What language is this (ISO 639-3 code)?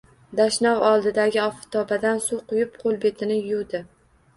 uzb